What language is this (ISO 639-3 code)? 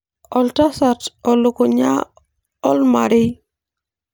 mas